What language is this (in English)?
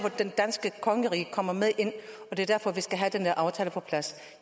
Danish